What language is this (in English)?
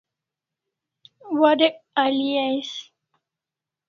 Kalasha